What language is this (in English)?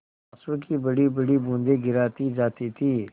Hindi